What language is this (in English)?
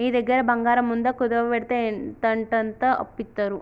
Telugu